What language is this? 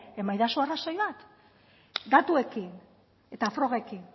Basque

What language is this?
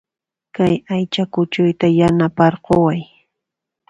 Puno Quechua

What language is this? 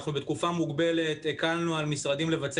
Hebrew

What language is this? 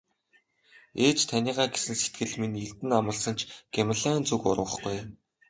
Mongolian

